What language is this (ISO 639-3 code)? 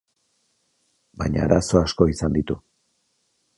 eus